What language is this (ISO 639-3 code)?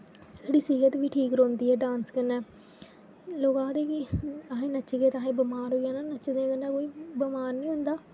doi